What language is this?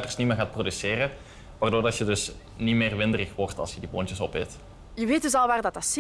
Dutch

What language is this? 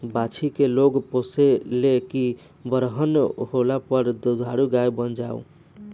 Bhojpuri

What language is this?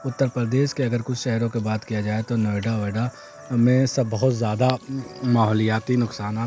Urdu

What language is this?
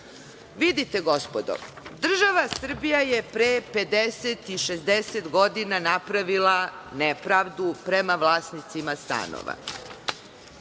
Serbian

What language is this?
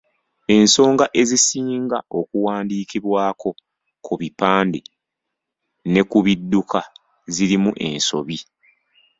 Ganda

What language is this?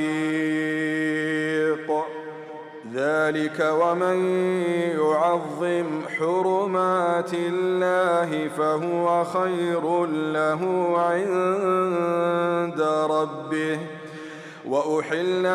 Arabic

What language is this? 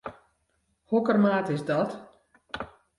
Western Frisian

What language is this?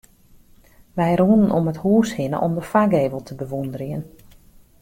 Western Frisian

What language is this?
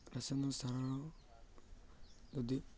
Odia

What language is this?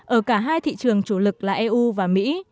Vietnamese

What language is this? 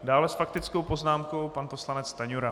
Czech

